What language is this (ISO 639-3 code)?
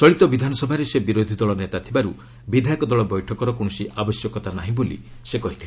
ori